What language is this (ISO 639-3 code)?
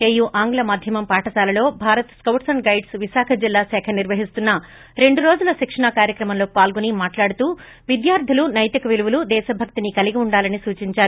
tel